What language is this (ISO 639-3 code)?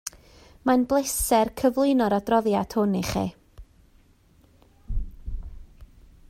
cym